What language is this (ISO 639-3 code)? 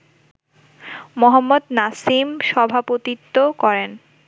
ben